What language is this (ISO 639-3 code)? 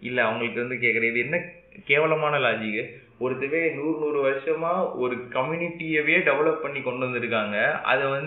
tam